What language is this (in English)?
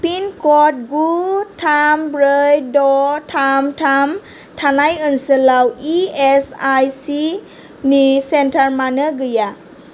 Bodo